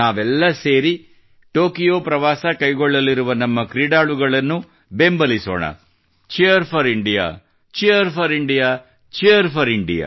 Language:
Kannada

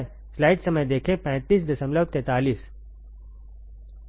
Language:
Hindi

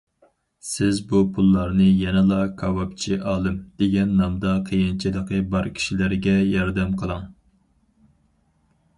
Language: Uyghur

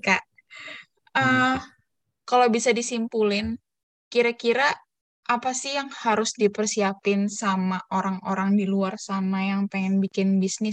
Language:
Indonesian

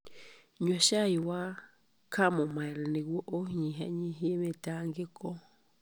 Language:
Kikuyu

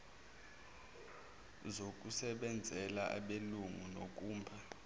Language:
Zulu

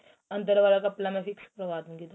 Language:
Punjabi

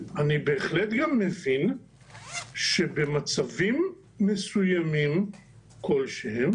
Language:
Hebrew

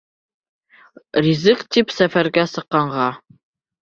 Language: Bashkir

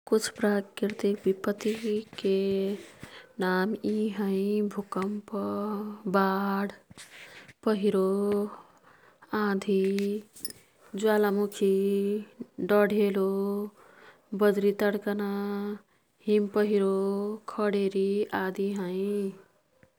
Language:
Kathoriya Tharu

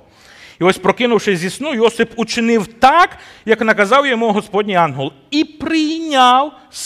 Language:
Ukrainian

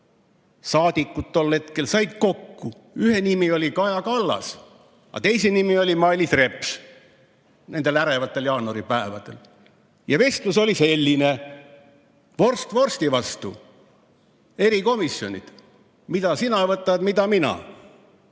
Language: Estonian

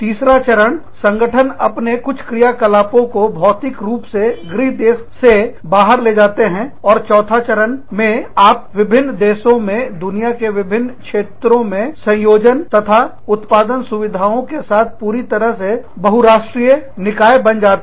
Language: Hindi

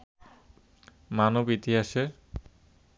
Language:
Bangla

